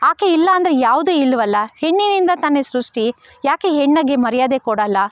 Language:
Kannada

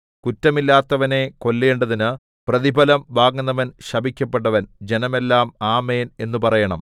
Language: Malayalam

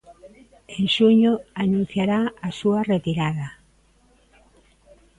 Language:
Galician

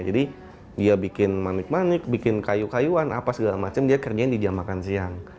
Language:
Indonesian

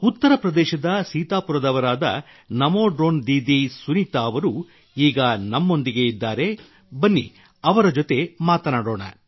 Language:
Kannada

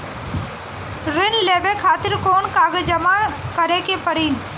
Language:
Bhojpuri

